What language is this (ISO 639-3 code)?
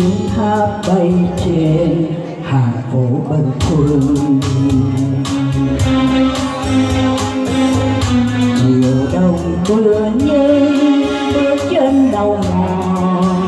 vie